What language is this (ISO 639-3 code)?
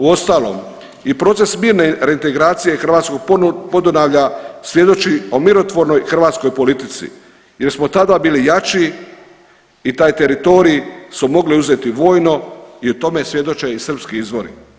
hrv